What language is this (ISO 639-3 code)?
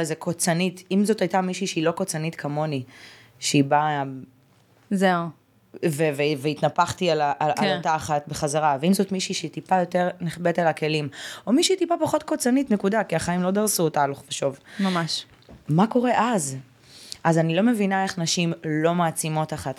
heb